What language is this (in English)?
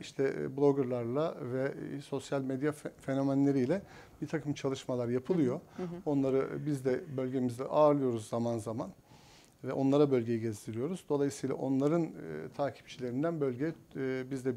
Turkish